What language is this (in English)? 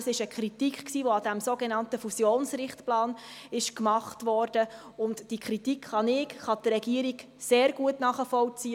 Swiss German